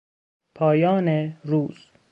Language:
Persian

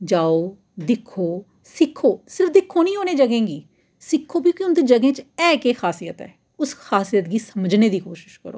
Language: Dogri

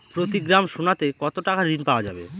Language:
Bangla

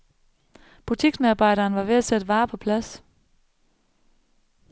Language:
Danish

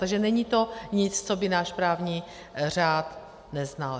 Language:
Czech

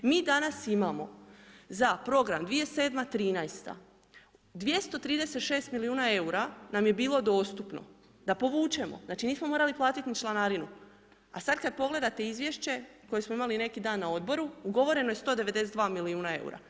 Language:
Croatian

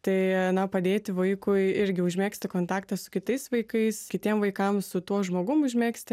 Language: Lithuanian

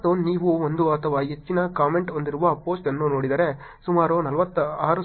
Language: Kannada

